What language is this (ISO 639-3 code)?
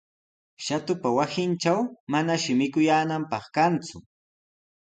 qws